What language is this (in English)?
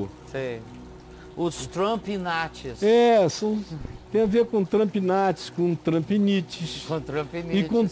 Portuguese